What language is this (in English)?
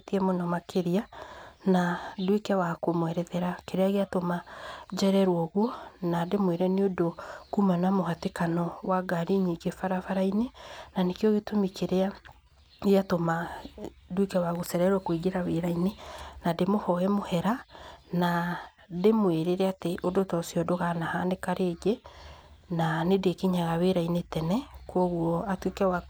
Kikuyu